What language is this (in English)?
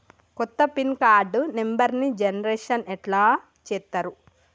Telugu